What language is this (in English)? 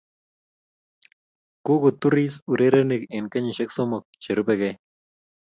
Kalenjin